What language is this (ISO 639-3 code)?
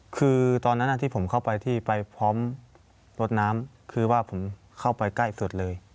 tha